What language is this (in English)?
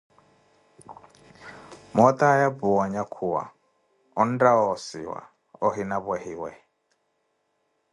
Koti